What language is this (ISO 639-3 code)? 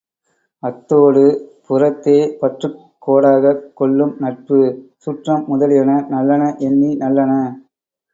tam